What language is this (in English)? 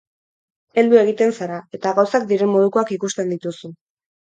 Basque